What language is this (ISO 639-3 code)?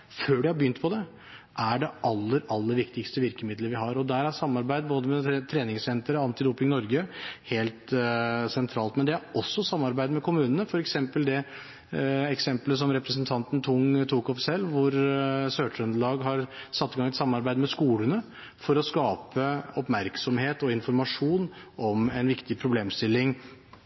nob